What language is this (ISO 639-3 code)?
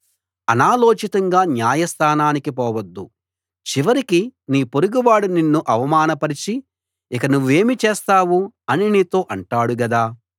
tel